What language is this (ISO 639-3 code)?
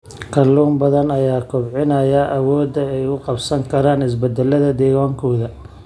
som